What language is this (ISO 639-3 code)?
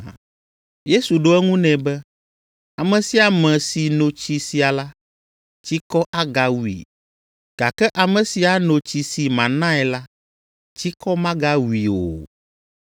ewe